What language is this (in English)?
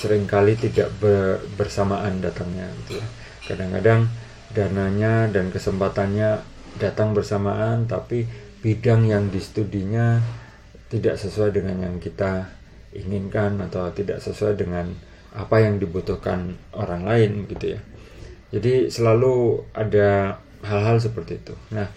Indonesian